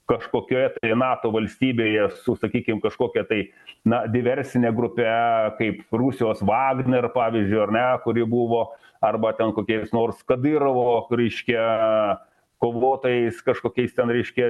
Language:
Lithuanian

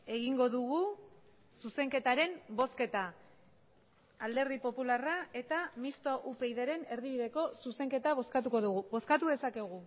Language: Basque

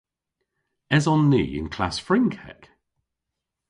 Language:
Cornish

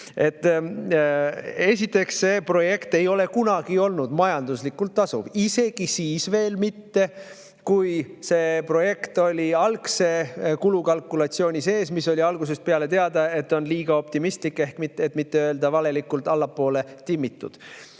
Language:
Estonian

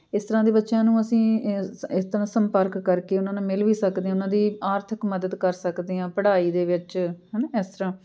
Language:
Punjabi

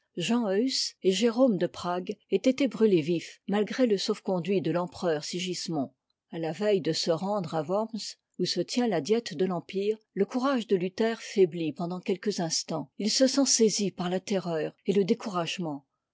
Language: French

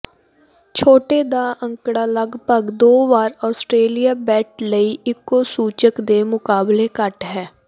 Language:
Punjabi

